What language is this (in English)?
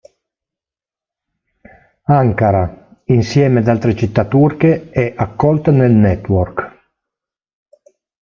Italian